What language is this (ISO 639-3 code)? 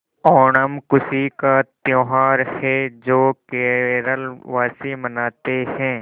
hin